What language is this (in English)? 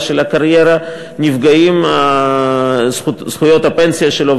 Hebrew